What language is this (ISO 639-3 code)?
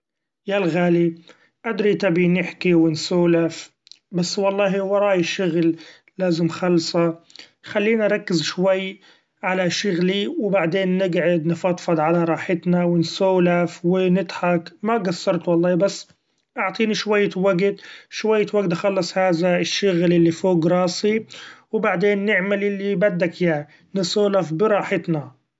afb